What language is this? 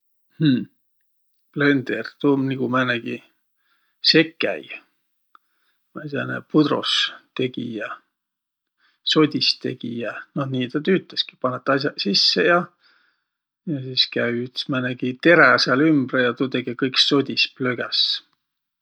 Võro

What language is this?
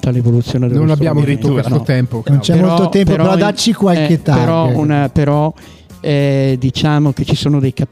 Italian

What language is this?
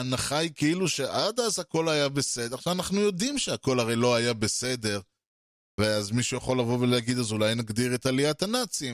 Hebrew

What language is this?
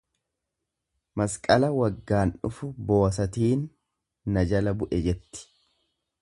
Oromo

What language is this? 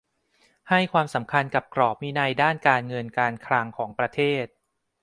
Thai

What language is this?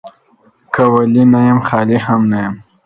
Pashto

